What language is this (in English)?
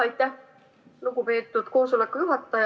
Estonian